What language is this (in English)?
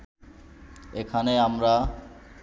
Bangla